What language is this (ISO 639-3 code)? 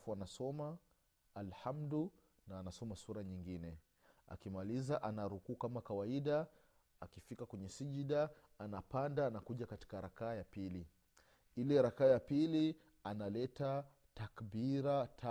swa